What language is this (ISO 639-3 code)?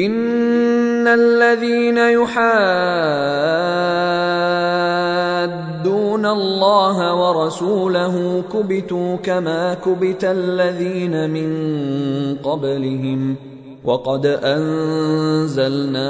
ara